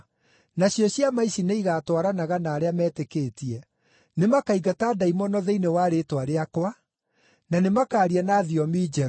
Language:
Kikuyu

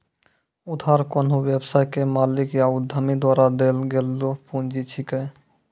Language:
Maithili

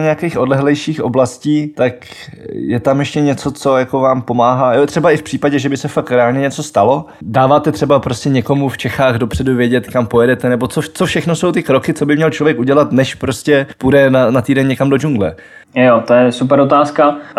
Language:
Czech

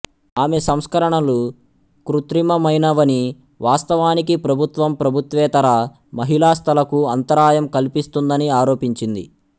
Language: Telugu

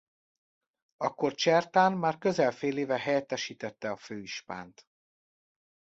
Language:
Hungarian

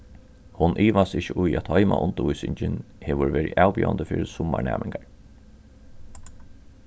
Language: Faroese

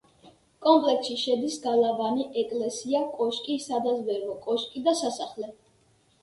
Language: Georgian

